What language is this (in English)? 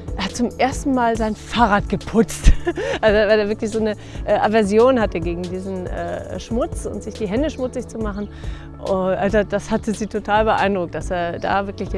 German